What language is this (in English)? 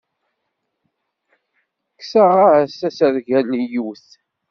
Kabyle